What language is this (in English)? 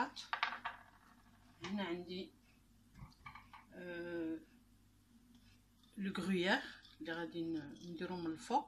Arabic